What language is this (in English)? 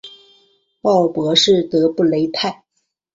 Chinese